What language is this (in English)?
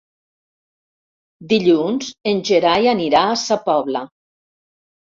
Catalan